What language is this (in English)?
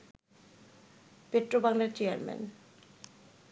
Bangla